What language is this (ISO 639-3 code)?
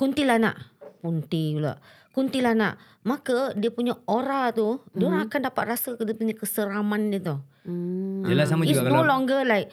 msa